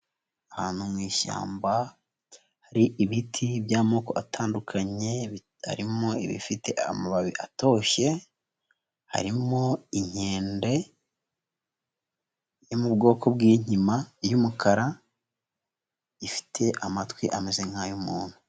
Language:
Kinyarwanda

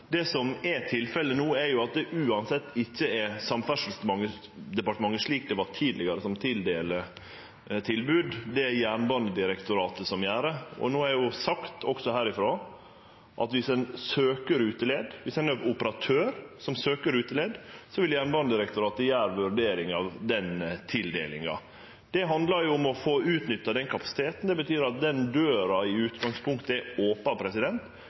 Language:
Norwegian Nynorsk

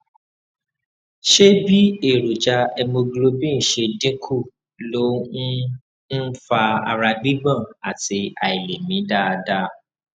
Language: Yoruba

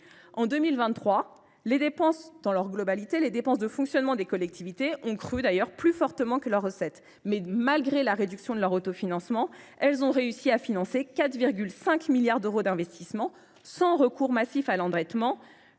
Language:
French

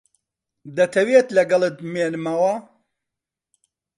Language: Central Kurdish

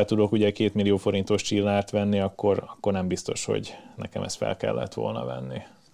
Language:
Hungarian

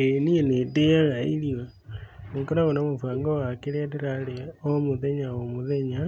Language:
Kikuyu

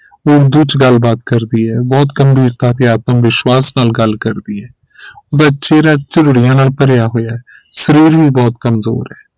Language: Punjabi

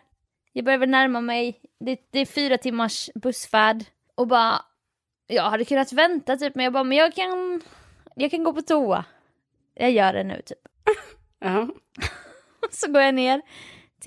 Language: Swedish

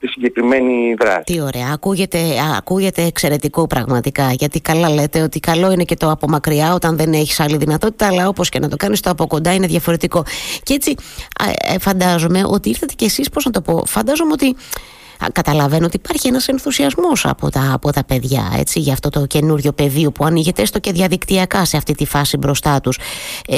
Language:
Greek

